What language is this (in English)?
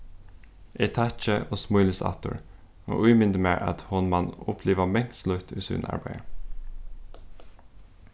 Faroese